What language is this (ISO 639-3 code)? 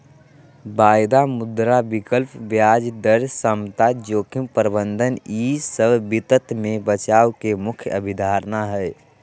mag